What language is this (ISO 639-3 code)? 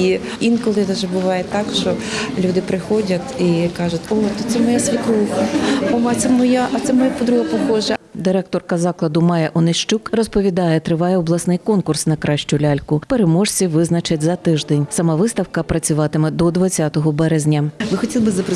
ukr